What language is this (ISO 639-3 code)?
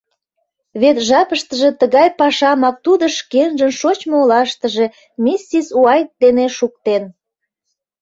chm